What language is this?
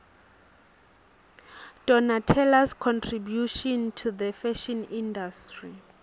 Swati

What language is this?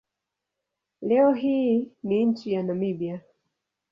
Swahili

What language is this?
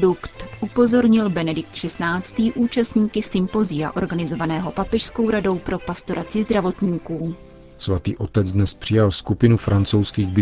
Czech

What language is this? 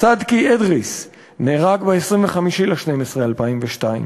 Hebrew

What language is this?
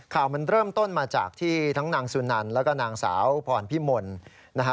Thai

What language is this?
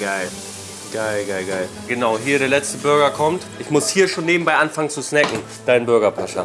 German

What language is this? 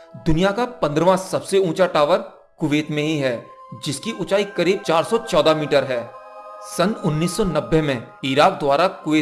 Hindi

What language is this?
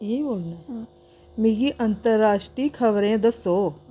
Dogri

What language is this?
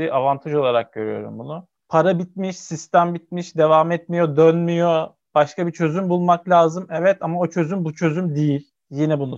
Turkish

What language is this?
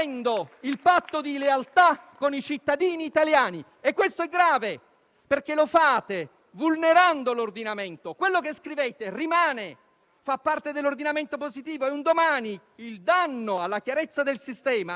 Italian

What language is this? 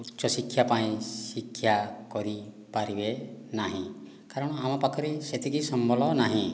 Odia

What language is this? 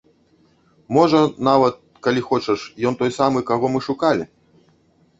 Belarusian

